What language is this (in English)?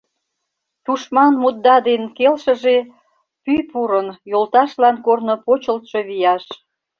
Mari